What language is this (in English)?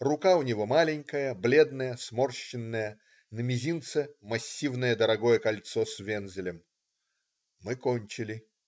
Russian